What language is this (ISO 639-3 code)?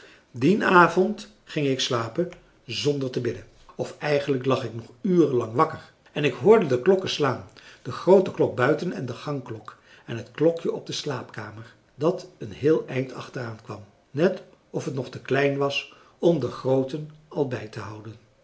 nld